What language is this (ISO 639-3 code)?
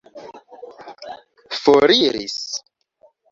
epo